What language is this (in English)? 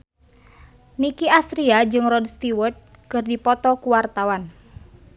Sundanese